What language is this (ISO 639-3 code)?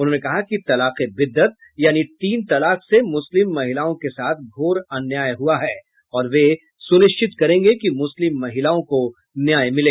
hin